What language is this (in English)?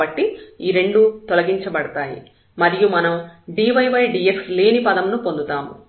Telugu